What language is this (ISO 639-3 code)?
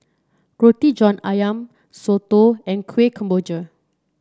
eng